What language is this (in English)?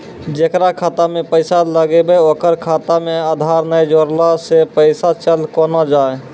Maithili